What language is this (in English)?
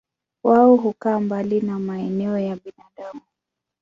Swahili